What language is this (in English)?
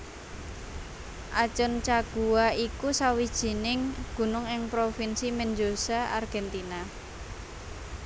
Javanese